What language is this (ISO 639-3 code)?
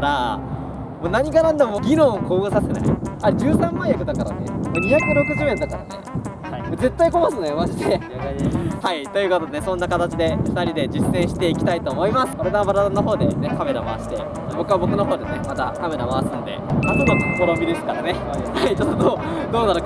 jpn